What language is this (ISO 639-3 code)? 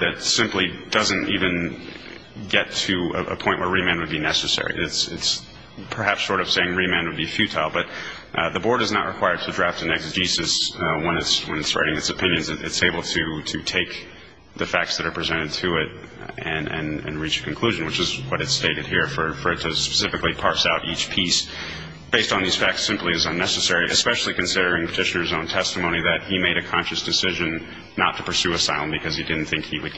eng